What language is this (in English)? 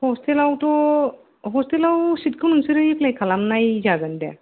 Bodo